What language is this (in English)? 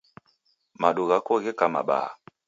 Taita